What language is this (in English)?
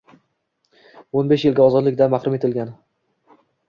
Uzbek